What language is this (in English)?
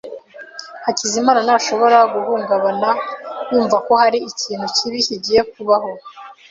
Kinyarwanda